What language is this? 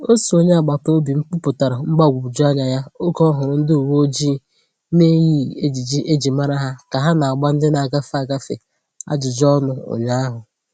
Igbo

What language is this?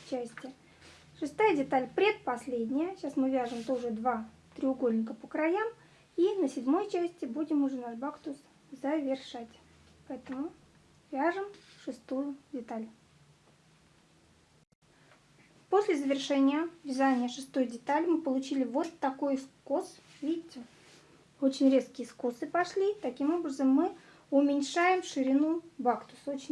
Russian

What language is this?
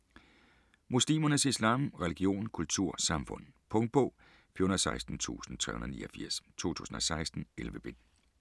Danish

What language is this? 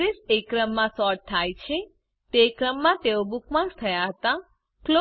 Gujarati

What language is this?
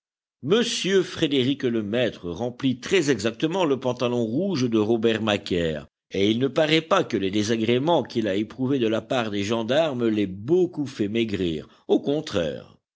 French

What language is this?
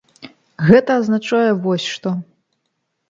Belarusian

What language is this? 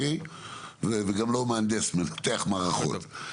Hebrew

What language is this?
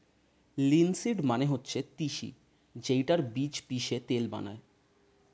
Bangla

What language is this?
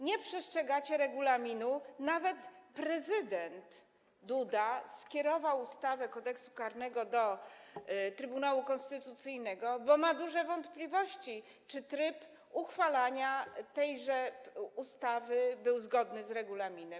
Polish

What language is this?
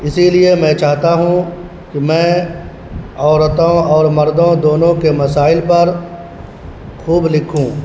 Urdu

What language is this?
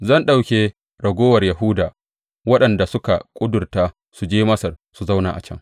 Hausa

